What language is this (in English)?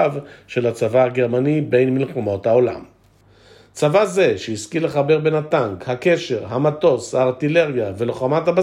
Hebrew